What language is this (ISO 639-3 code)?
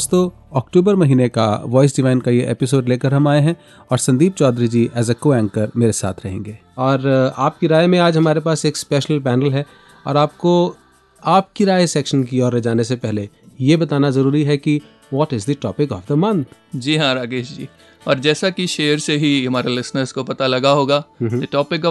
hin